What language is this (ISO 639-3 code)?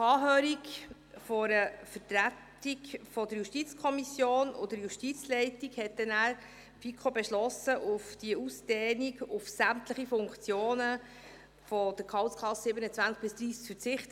gsw